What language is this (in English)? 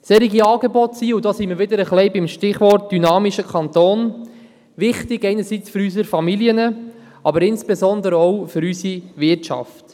Swiss German